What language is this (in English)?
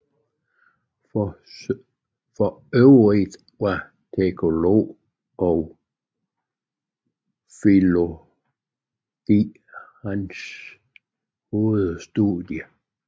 Danish